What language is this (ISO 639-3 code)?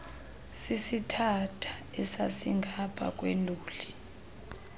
xho